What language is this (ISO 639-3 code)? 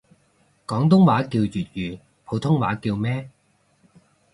yue